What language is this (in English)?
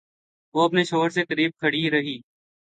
Urdu